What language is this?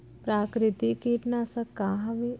Chhattisgarhi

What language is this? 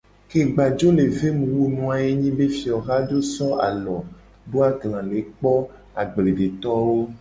Gen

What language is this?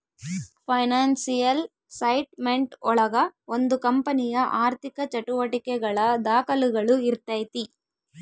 Kannada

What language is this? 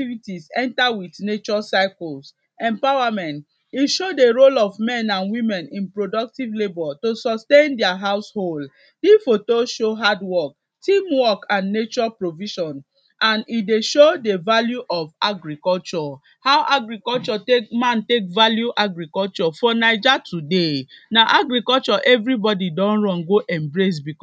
Nigerian Pidgin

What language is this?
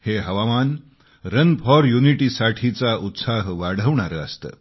Marathi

